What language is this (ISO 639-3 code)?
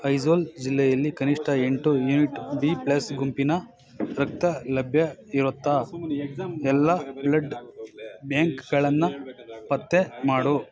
kan